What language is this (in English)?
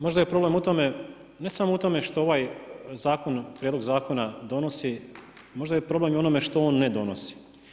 Croatian